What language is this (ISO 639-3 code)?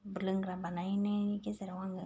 brx